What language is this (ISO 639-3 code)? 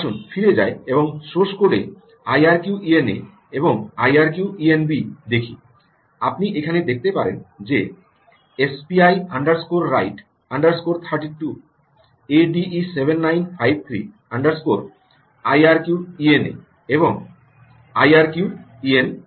ben